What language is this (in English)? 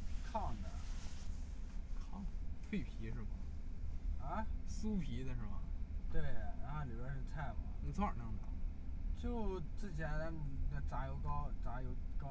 Chinese